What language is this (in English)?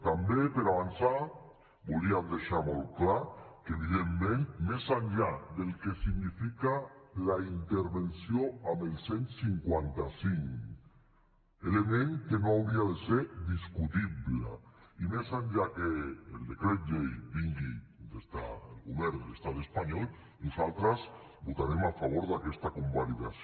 Catalan